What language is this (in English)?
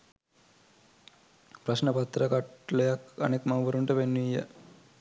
Sinhala